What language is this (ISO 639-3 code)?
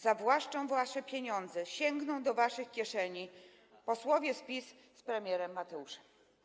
pol